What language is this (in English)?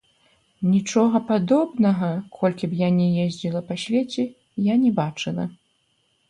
Belarusian